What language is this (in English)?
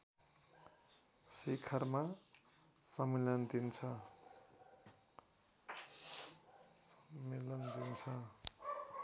Nepali